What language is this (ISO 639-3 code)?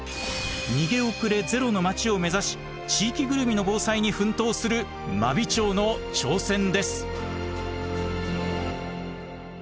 jpn